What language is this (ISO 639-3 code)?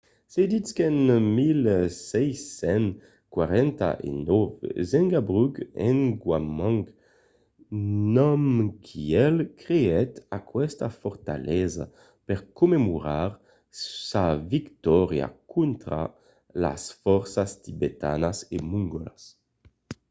oci